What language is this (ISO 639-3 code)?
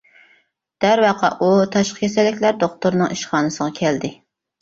uig